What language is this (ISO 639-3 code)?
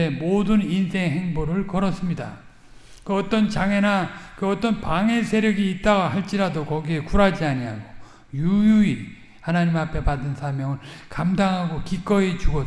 kor